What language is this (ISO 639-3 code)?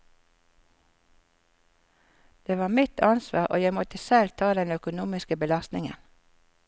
nor